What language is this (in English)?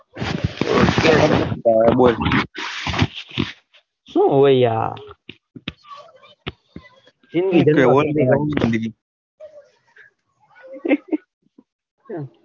Gujarati